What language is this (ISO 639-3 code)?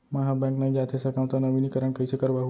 hne